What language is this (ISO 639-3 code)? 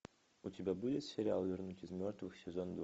rus